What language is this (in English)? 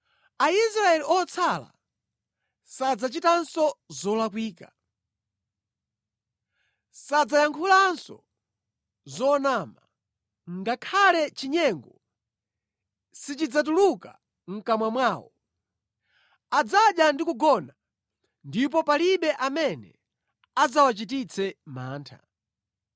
Nyanja